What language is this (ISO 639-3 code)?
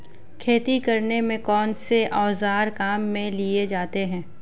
hin